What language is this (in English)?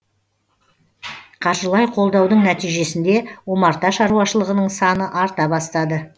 Kazakh